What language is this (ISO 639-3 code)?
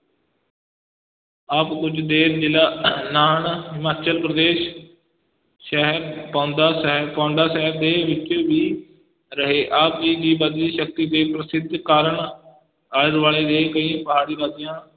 pan